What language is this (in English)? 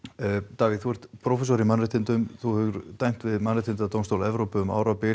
Icelandic